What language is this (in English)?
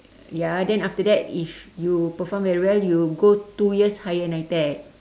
English